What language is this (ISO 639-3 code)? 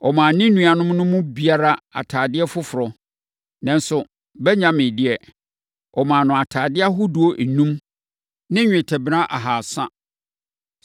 aka